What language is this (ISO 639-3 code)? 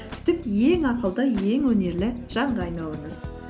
kaz